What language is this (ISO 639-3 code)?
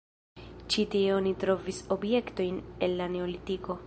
epo